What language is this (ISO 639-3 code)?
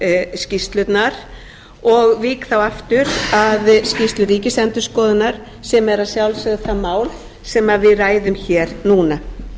isl